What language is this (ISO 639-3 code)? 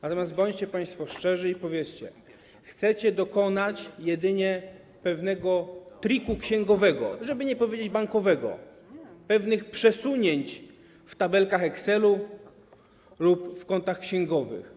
pol